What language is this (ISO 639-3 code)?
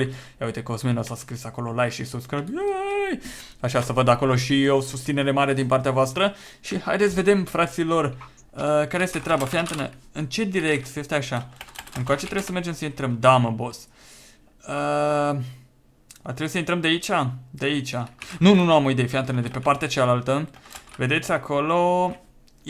ron